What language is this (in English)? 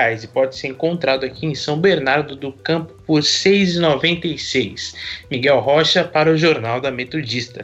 Portuguese